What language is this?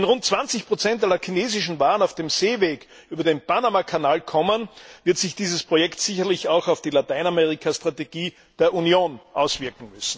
German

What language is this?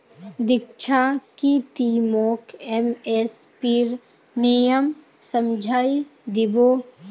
Magahi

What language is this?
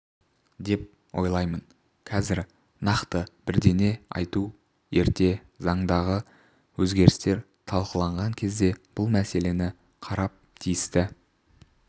Kazakh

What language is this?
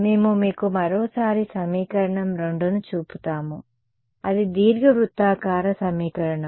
Telugu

